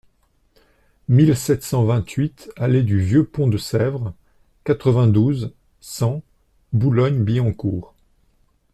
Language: French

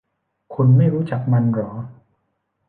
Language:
Thai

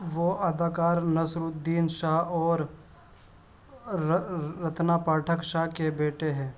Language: Urdu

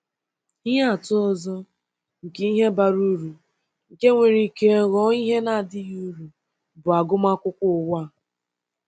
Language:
Igbo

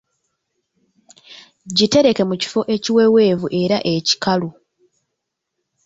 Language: Ganda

